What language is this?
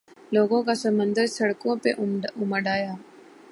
Urdu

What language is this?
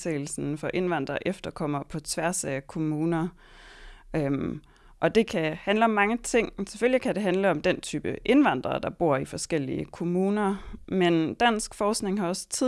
Danish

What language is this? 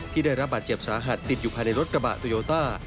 Thai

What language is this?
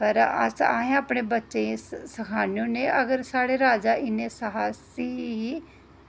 Dogri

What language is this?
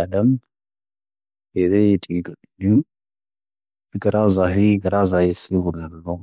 Tahaggart Tamahaq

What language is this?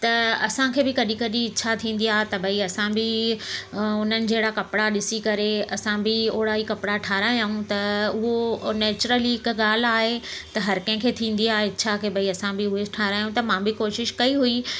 Sindhi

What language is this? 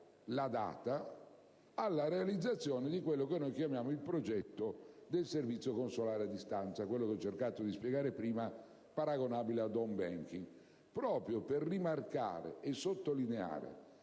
Italian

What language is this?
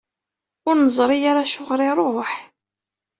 Kabyle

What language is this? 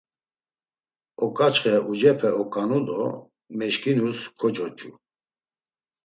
Laz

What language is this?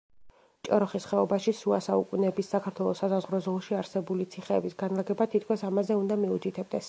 Georgian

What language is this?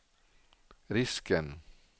Swedish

